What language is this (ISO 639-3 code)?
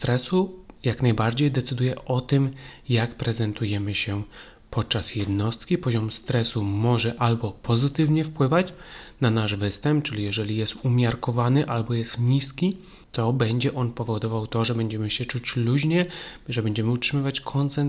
pol